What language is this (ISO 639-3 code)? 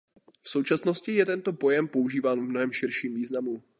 ces